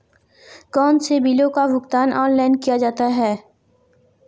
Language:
Hindi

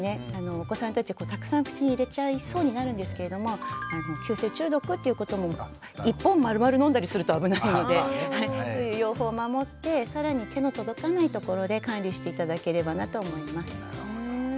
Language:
Japanese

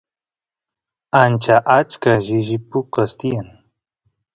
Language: Santiago del Estero Quichua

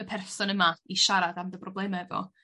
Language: Welsh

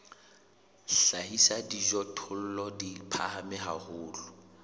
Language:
Southern Sotho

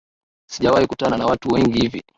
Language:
Swahili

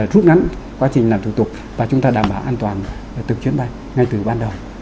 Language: Vietnamese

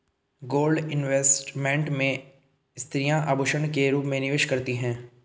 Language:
Hindi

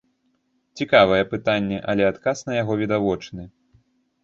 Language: Belarusian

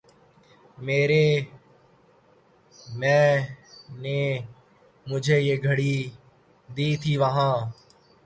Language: Urdu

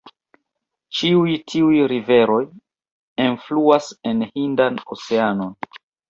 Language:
Esperanto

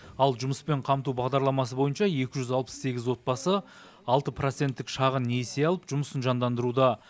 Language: Kazakh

